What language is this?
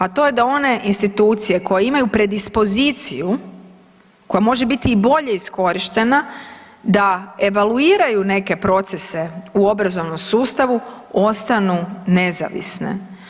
Croatian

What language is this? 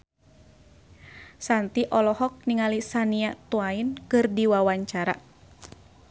Sundanese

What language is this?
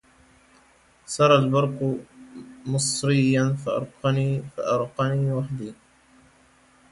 Arabic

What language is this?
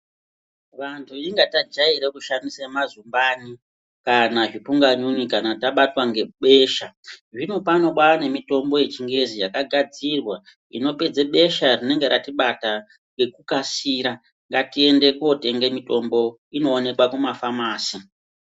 Ndau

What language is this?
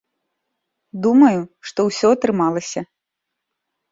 Belarusian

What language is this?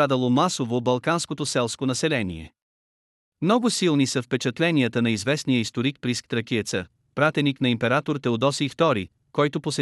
Bulgarian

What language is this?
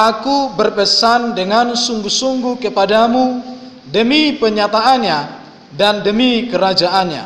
Indonesian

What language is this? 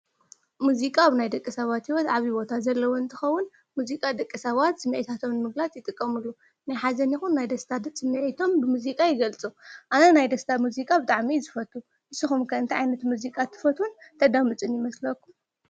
Tigrinya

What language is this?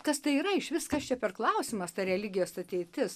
Lithuanian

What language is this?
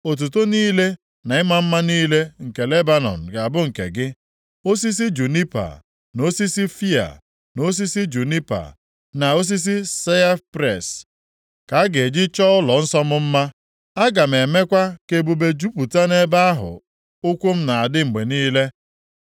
Igbo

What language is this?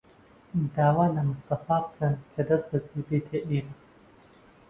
Central Kurdish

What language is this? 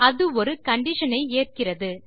Tamil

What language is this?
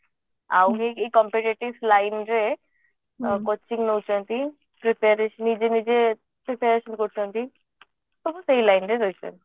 Odia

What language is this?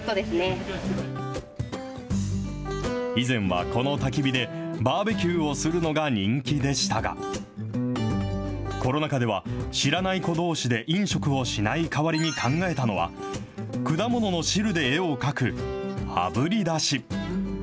Japanese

